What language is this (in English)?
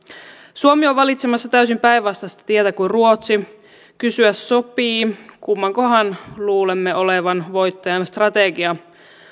Finnish